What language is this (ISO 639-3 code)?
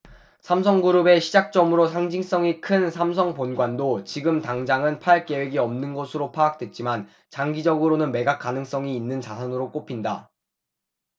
kor